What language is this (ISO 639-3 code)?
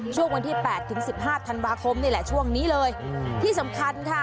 tha